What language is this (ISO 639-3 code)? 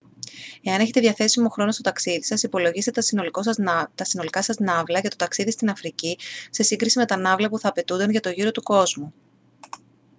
ell